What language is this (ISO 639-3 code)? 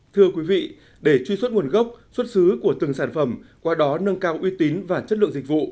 vie